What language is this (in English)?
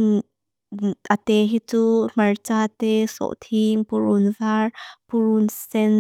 Mizo